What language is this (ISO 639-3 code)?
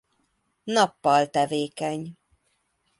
hun